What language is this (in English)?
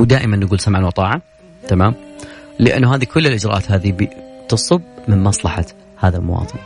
Arabic